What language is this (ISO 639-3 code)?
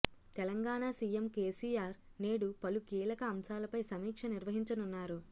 tel